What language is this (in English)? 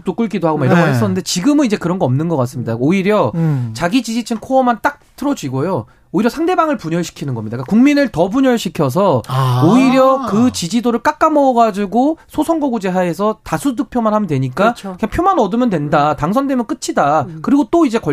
Korean